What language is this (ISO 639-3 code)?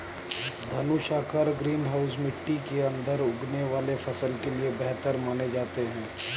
hin